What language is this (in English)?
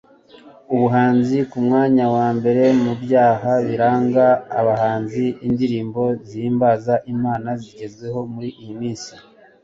Kinyarwanda